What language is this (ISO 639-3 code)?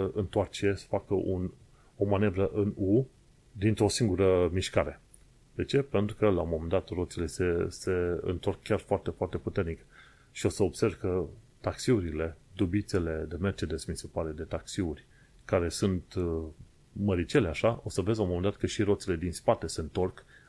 ron